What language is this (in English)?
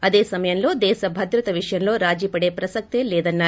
Telugu